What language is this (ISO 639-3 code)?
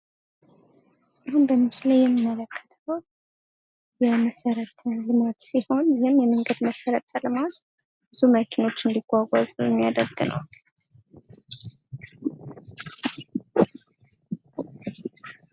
amh